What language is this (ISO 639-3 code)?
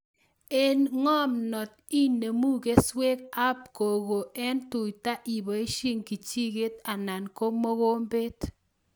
kln